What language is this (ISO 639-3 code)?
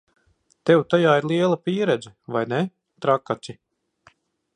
lav